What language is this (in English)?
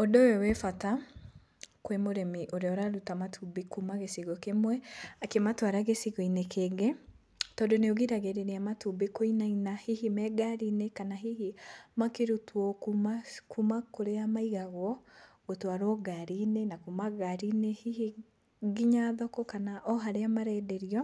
Kikuyu